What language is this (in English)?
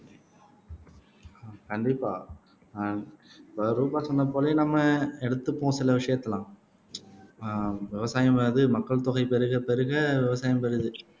Tamil